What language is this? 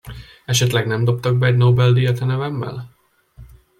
Hungarian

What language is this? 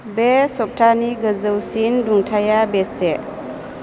Bodo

